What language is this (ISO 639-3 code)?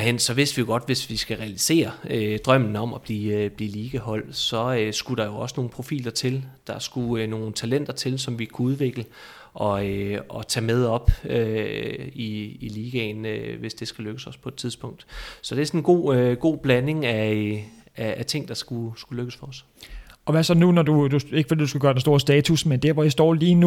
dan